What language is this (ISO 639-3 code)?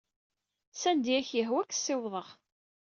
kab